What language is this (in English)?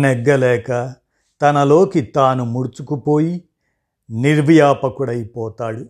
Telugu